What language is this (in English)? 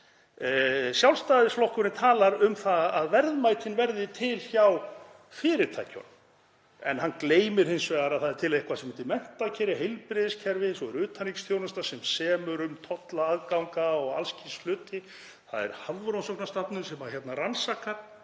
Icelandic